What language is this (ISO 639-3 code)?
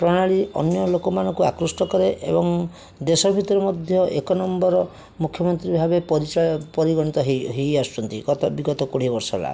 ori